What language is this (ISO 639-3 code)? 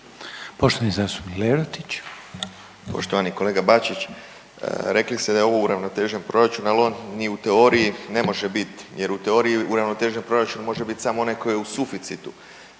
hrv